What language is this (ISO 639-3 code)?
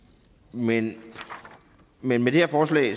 dan